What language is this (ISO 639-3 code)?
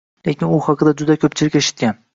uzb